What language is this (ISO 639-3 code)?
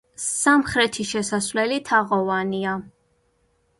kat